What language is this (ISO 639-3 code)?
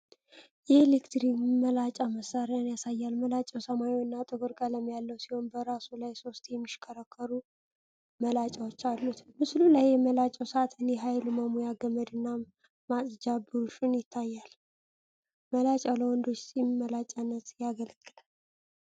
amh